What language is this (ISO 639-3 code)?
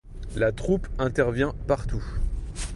fra